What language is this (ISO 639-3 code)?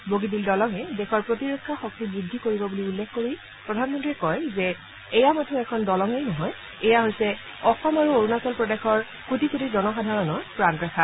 asm